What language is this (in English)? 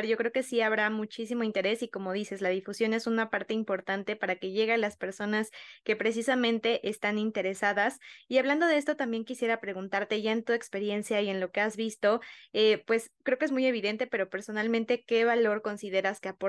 Spanish